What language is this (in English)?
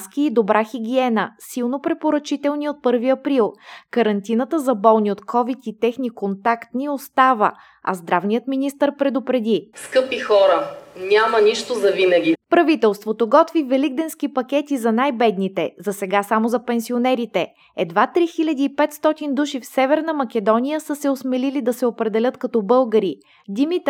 Bulgarian